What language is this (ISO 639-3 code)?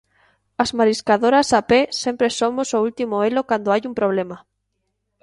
glg